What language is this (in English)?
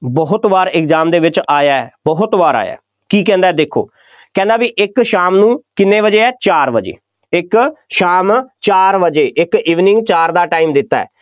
Punjabi